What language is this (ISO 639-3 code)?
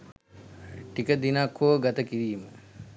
sin